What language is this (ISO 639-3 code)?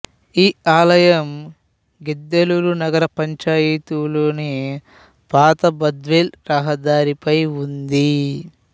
tel